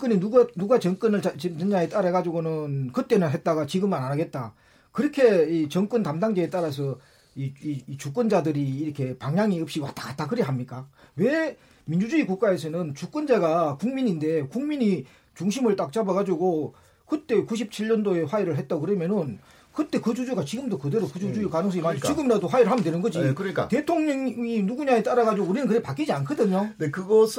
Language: Korean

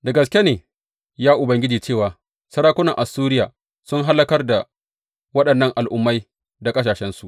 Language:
Hausa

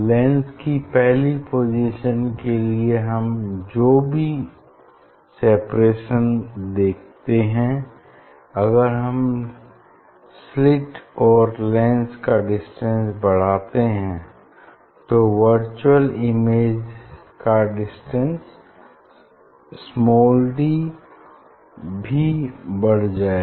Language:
Hindi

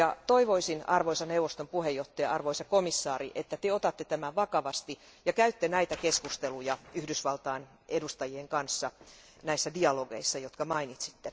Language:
Finnish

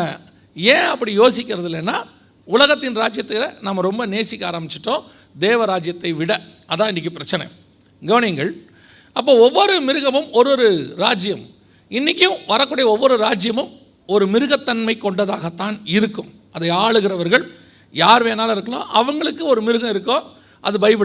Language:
Tamil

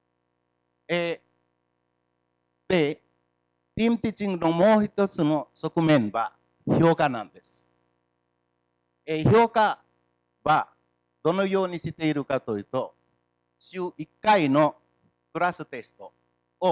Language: Japanese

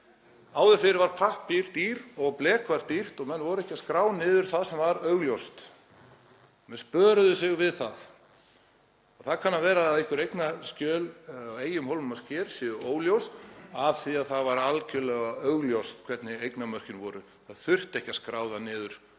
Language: Icelandic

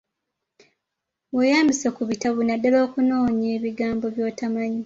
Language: Ganda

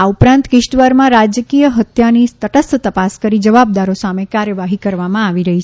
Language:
Gujarati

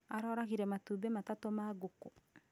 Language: Kikuyu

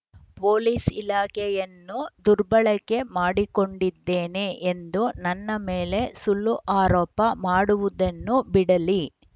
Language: Kannada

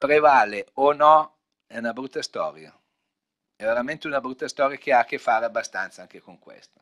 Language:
Italian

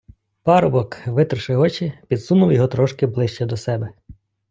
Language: Ukrainian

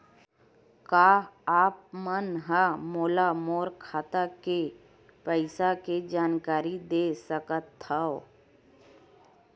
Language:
Chhattisgarhi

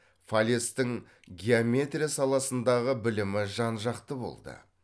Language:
Kazakh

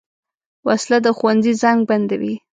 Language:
Pashto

